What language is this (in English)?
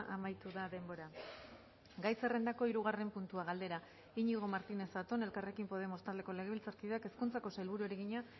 Basque